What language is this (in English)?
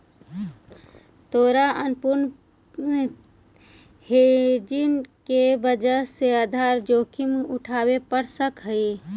Magahi